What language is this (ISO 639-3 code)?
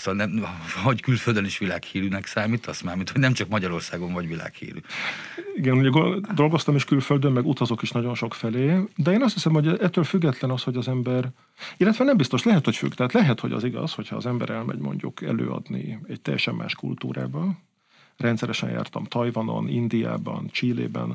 hun